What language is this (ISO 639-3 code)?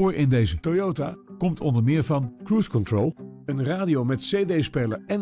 nld